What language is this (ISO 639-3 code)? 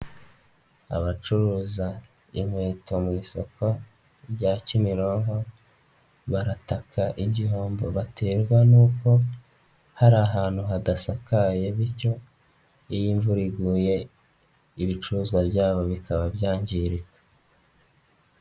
kin